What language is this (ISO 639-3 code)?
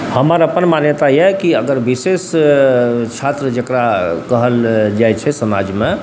mai